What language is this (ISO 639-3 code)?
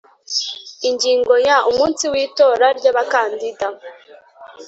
kin